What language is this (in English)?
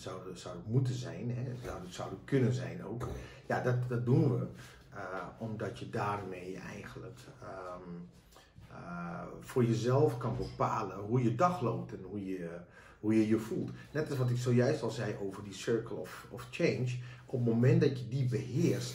Dutch